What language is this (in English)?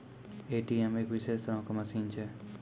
Maithili